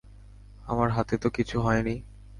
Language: Bangla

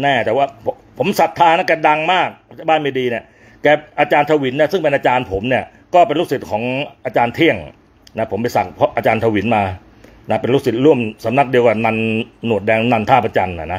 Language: Thai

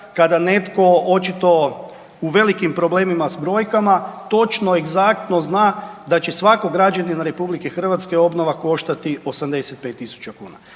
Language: Croatian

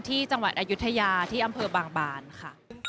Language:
Thai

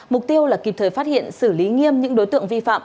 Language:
Vietnamese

